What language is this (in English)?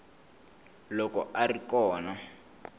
Tsonga